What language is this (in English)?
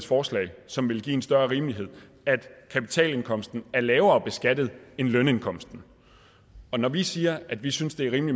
Danish